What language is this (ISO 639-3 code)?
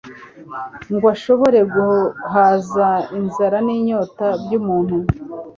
kin